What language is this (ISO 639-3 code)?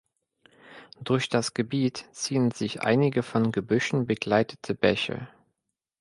deu